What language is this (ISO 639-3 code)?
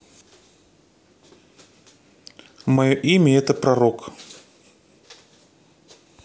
rus